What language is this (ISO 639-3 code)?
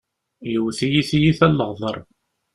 kab